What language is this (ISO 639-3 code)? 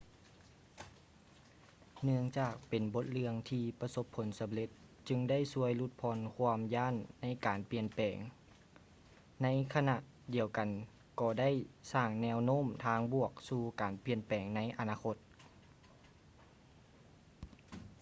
lao